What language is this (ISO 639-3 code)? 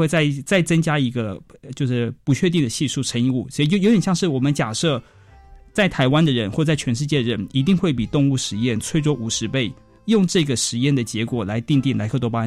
zho